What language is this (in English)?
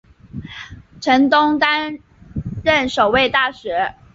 Chinese